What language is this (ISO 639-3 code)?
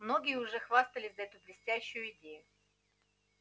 rus